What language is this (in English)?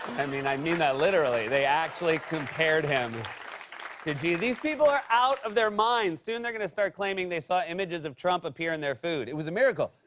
English